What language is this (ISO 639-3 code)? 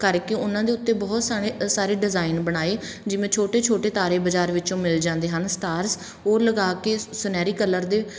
pan